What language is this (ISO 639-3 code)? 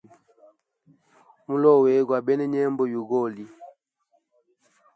hem